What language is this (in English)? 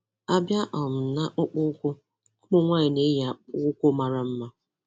Igbo